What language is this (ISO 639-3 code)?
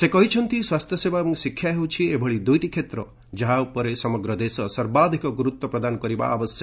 ori